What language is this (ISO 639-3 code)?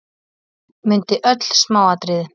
isl